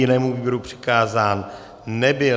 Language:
Czech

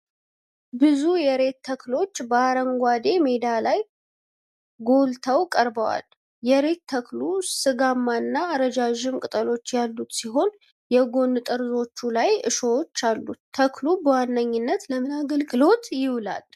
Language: Amharic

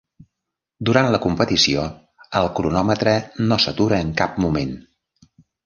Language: Catalan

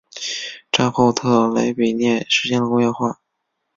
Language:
Chinese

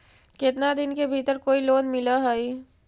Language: Magahi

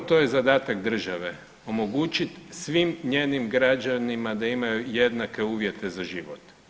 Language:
Croatian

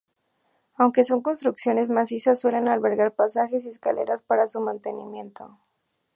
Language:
Spanish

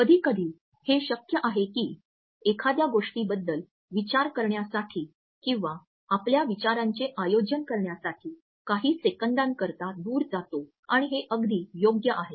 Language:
Marathi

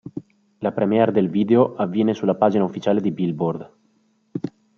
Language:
Italian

